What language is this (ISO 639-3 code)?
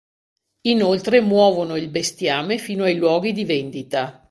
ita